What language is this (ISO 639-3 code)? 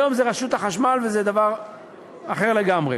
heb